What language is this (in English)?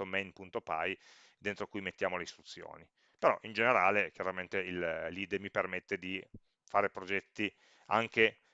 Italian